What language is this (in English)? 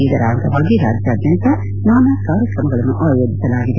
Kannada